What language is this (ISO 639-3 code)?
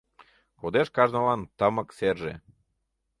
chm